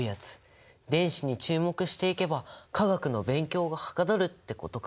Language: Japanese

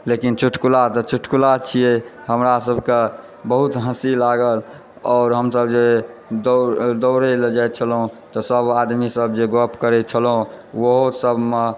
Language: Maithili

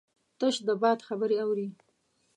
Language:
Pashto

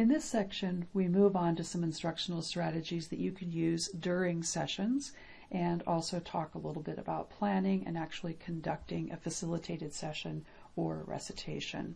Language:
English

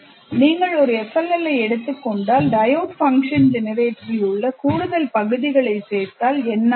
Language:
Tamil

